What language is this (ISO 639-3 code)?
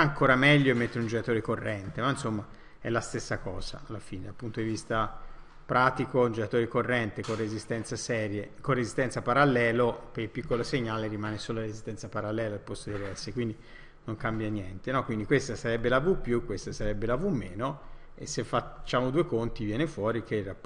ita